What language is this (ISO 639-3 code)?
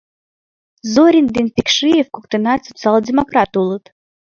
chm